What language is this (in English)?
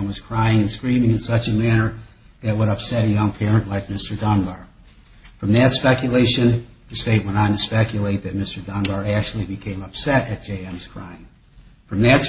English